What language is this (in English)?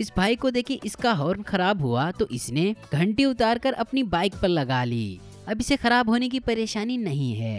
Hindi